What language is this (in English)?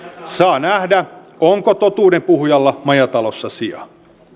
Finnish